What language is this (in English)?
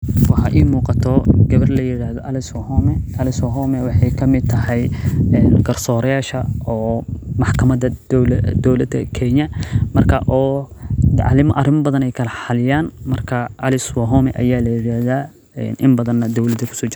Somali